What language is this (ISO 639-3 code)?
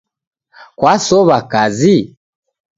dav